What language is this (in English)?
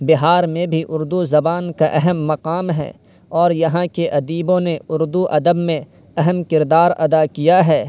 Urdu